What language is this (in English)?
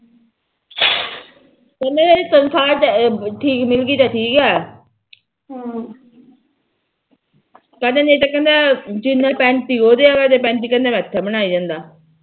Punjabi